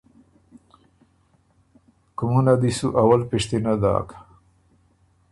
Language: Ormuri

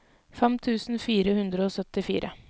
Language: Norwegian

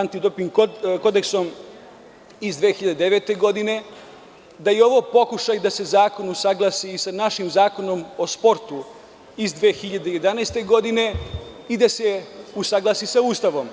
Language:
Serbian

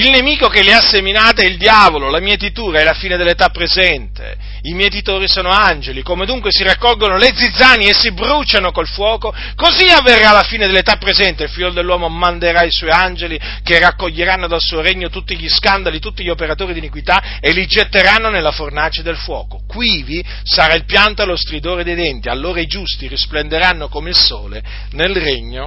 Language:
Italian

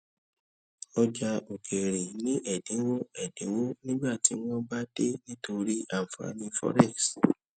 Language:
Yoruba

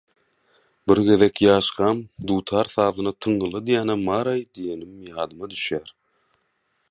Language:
Turkmen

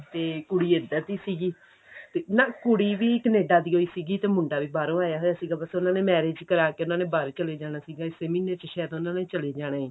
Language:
Punjabi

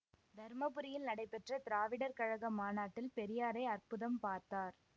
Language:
Tamil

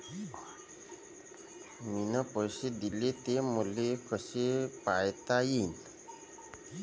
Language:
Marathi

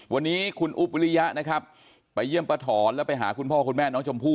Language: Thai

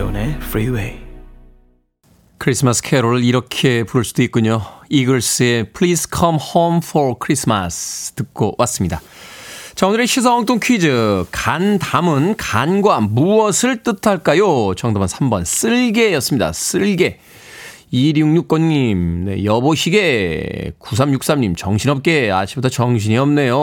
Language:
Korean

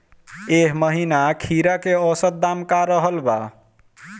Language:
Bhojpuri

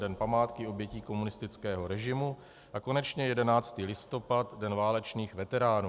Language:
Czech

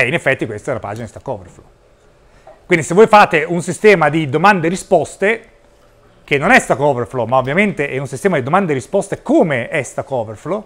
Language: Italian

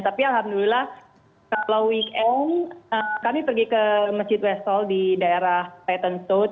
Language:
Indonesian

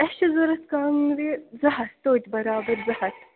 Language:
Kashmiri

